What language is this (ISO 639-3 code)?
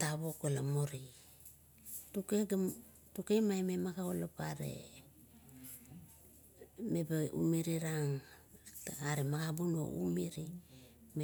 kto